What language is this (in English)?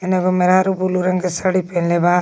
Magahi